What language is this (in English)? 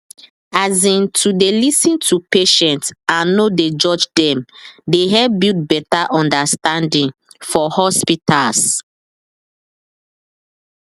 Nigerian Pidgin